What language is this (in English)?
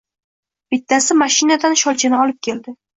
Uzbek